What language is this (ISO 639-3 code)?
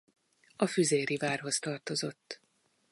hun